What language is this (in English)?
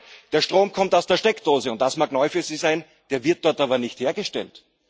German